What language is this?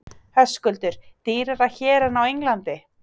Icelandic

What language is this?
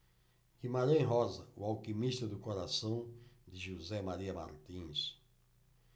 Portuguese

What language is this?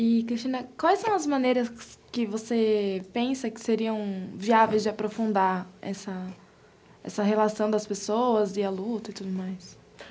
Portuguese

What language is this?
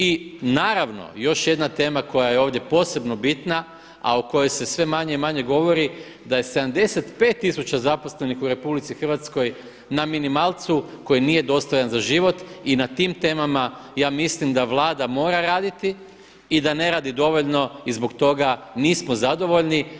Croatian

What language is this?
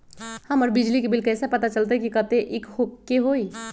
Magahi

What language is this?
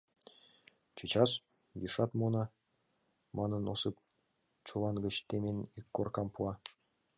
Mari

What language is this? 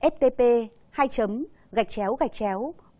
Vietnamese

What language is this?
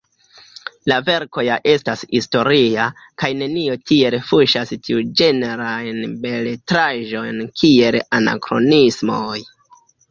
Esperanto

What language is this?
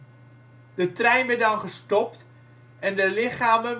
Dutch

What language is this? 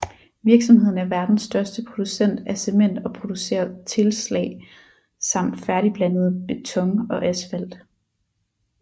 Danish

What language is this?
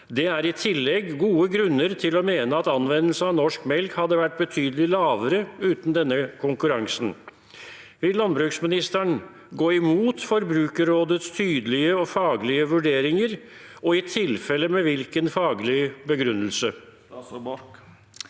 Norwegian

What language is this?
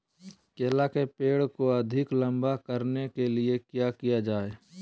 Magahi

